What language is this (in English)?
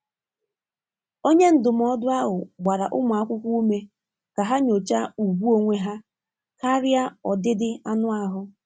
Igbo